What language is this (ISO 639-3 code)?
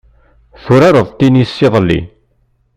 kab